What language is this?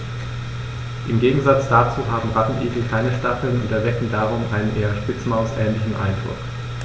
German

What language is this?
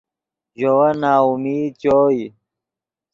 Yidgha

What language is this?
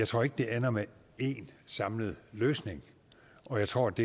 Danish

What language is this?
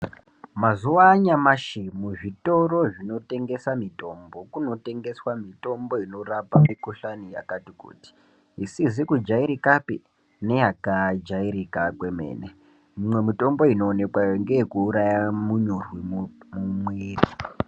Ndau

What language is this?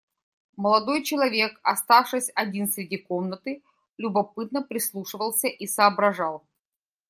Russian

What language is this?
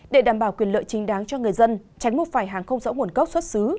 Vietnamese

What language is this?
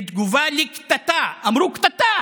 Hebrew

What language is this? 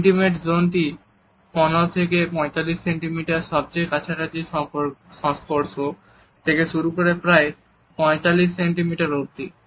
Bangla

